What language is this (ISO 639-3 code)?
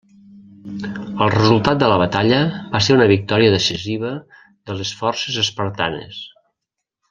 cat